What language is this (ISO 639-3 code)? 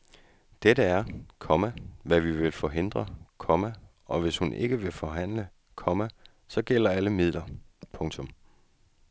dan